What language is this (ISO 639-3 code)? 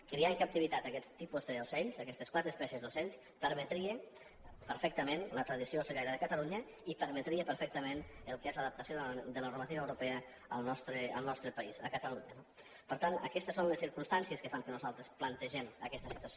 cat